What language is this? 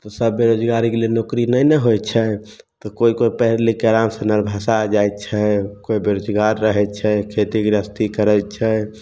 Maithili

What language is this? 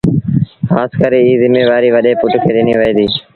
Sindhi Bhil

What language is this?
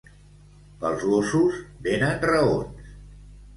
Catalan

